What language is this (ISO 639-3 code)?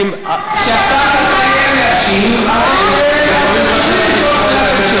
heb